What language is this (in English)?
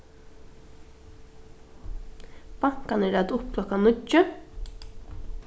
Faroese